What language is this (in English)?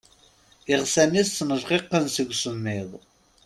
Kabyle